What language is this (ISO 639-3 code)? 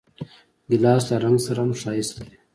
pus